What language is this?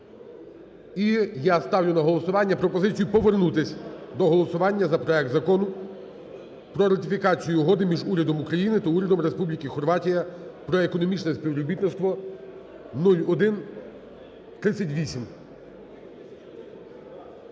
Ukrainian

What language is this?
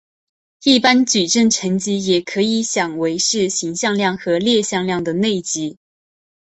Chinese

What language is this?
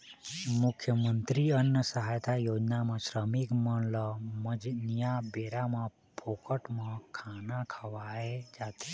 Chhattisgarhi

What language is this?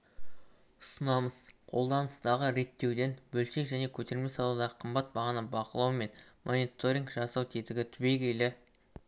Kazakh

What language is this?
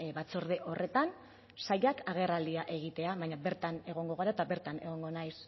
Basque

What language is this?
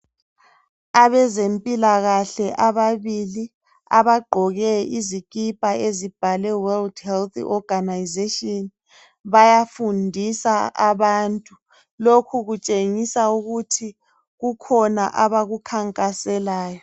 North Ndebele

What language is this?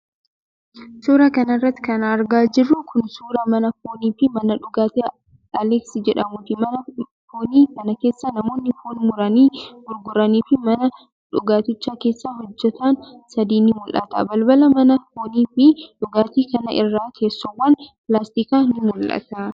Oromo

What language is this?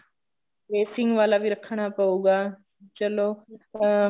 Punjabi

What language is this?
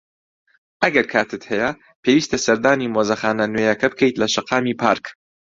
Central Kurdish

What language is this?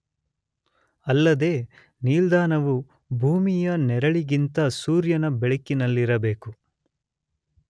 Kannada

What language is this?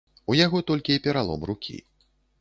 Belarusian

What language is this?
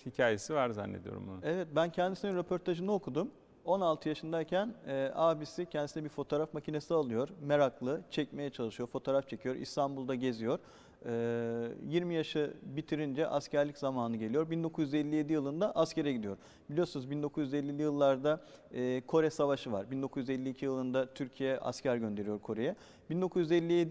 Turkish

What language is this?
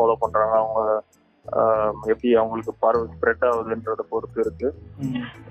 Tamil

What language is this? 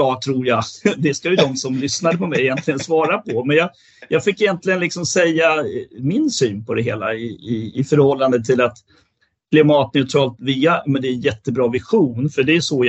Swedish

